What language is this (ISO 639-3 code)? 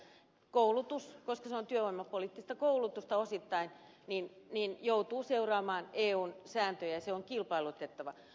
fin